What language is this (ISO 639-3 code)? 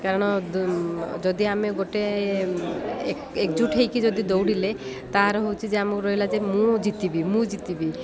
ori